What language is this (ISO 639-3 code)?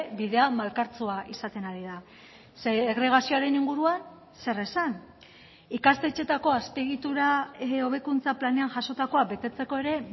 eus